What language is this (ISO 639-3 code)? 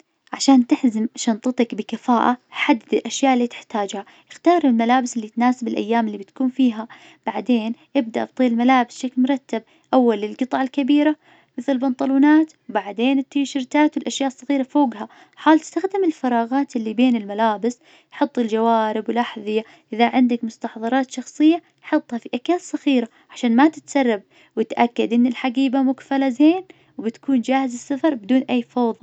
ars